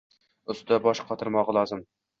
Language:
Uzbek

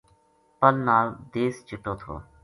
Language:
Gujari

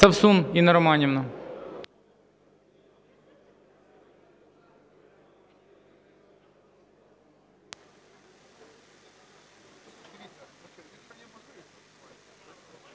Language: Ukrainian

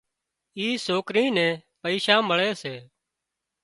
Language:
Wadiyara Koli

